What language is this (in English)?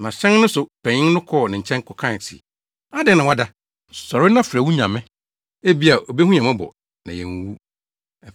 Akan